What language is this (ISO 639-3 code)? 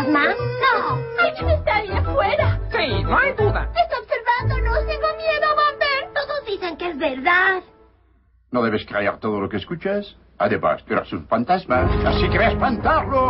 spa